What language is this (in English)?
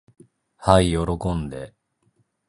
Japanese